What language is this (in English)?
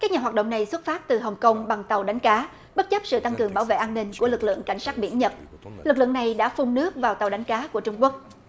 Vietnamese